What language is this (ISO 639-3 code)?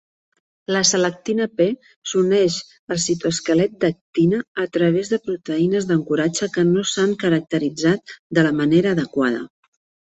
cat